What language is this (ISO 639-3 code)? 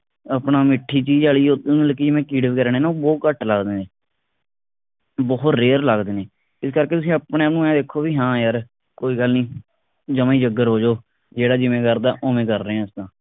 pan